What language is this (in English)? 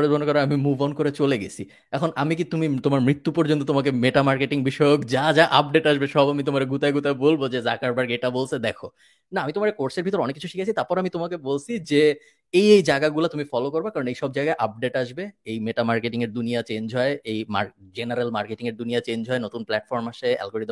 Bangla